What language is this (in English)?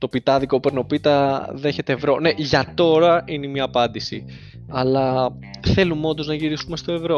Greek